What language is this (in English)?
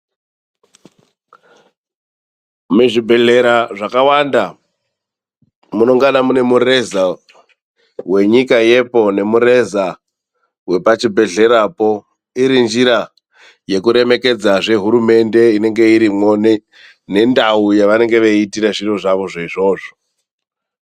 Ndau